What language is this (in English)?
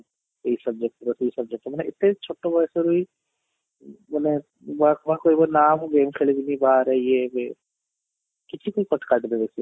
Odia